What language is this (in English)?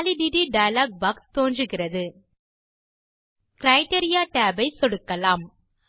Tamil